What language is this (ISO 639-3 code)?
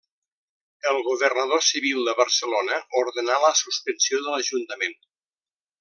cat